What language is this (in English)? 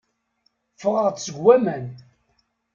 Kabyle